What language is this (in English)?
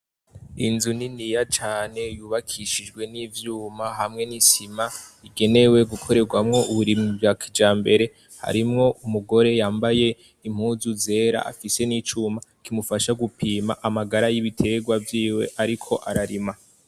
Rundi